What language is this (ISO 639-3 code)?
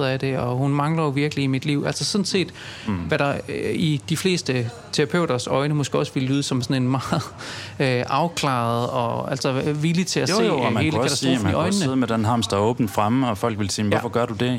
dan